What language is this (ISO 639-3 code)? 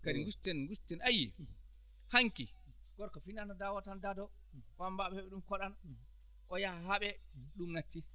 ful